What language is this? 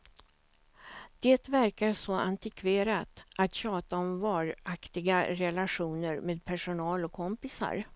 Swedish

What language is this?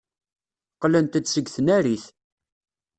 Kabyle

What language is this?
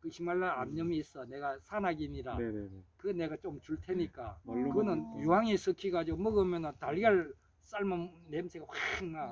Korean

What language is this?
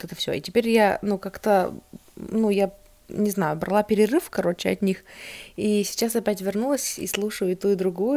Russian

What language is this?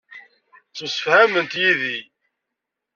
Kabyle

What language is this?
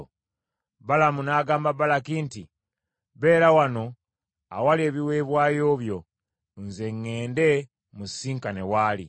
Ganda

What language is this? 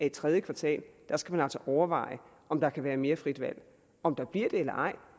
Danish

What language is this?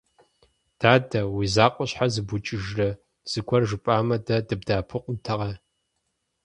Kabardian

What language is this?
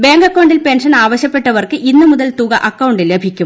Malayalam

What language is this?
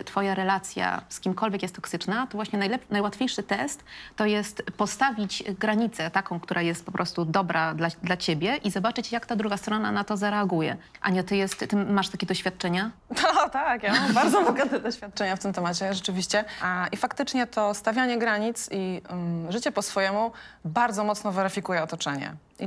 Polish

